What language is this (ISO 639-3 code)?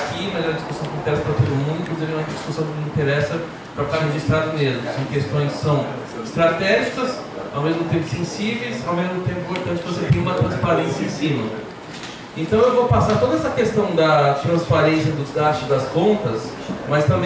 por